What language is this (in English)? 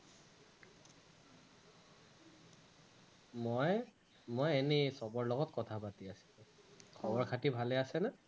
Assamese